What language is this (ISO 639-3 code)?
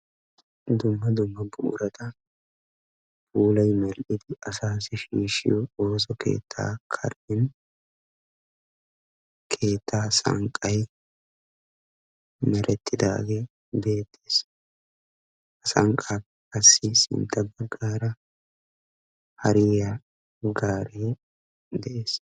wal